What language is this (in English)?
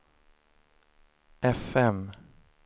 Swedish